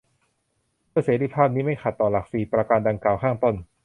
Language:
Thai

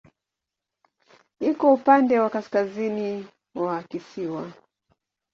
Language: Swahili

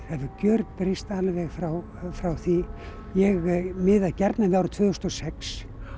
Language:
Icelandic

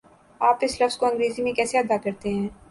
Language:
Urdu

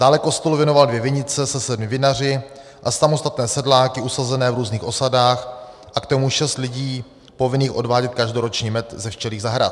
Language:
Czech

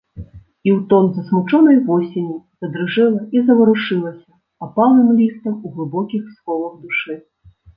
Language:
Belarusian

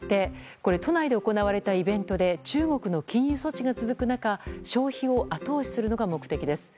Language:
Japanese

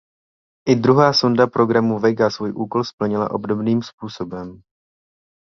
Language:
Czech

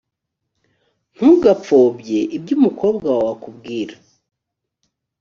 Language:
Kinyarwanda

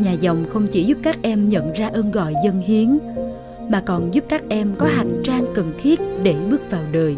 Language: Vietnamese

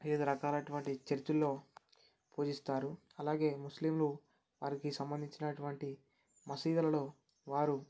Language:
Telugu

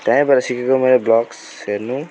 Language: Nepali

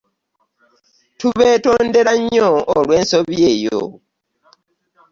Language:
Ganda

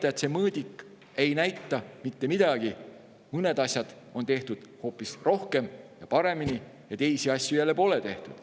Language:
Estonian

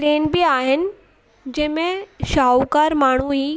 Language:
Sindhi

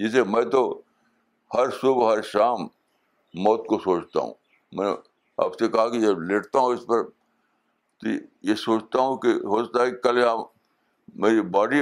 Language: Urdu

